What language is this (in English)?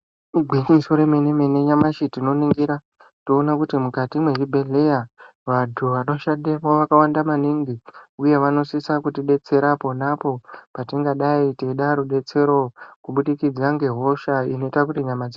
Ndau